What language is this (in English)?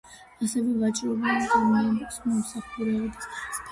Georgian